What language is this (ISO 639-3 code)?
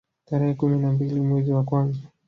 swa